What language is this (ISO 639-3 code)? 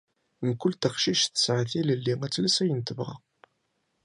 kab